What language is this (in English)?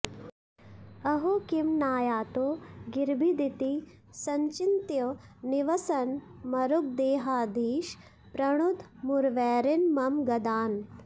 Sanskrit